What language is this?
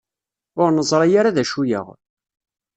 Kabyle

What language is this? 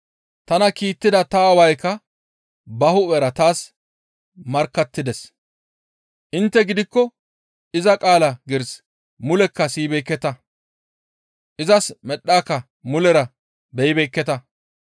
Gamo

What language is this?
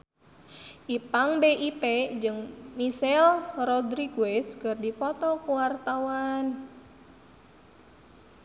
Sundanese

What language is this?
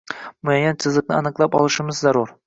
Uzbek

